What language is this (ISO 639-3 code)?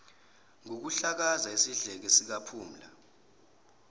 zul